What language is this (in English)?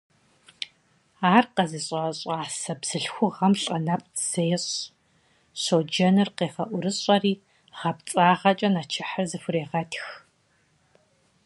Kabardian